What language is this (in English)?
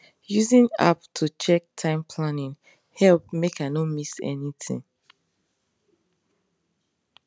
Nigerian Pidgin